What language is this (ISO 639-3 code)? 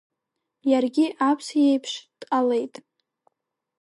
abk